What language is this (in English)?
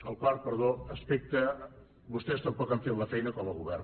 Catalan